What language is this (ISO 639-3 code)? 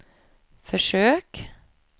swe